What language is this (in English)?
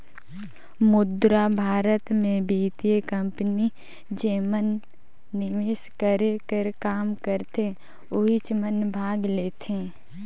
Chhattisgarhi